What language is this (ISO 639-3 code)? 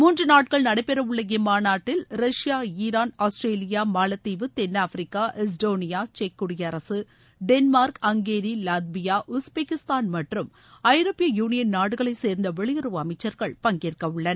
tam